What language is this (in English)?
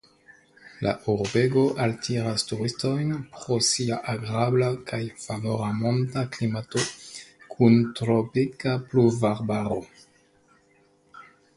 Esperanto